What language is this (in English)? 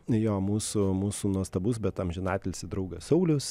Lithuanian